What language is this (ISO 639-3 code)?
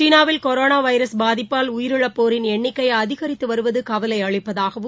tam